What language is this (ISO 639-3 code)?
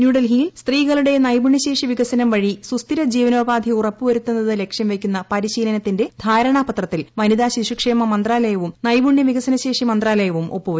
mal